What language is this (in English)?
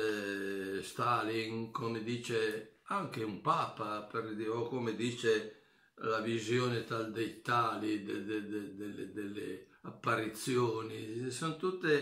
Italian